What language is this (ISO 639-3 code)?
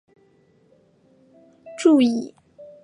zho